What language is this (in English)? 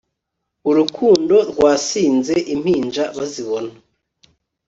Kinyarwanda